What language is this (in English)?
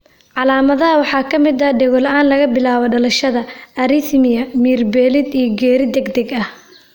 Somali